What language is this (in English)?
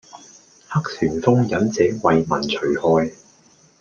Cantonese